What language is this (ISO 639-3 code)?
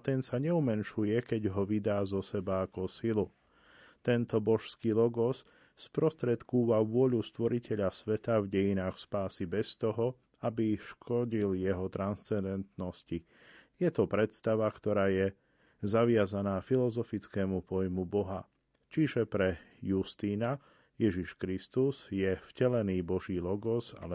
slk